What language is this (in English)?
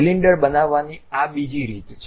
Gujarati